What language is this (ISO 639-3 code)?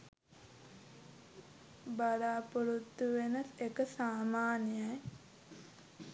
sin